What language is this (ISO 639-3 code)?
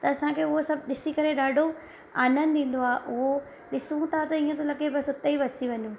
snd